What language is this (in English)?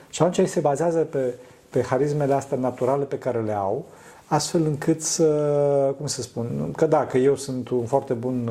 Romanian